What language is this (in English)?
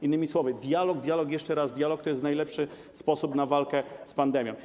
Polish